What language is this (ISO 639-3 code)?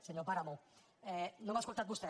cat